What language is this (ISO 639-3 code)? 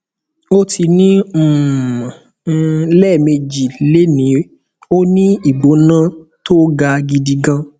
yor